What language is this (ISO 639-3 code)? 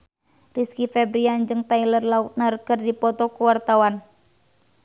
sun